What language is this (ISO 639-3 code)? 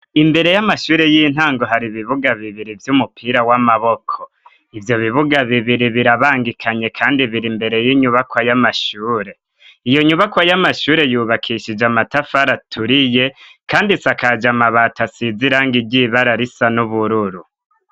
run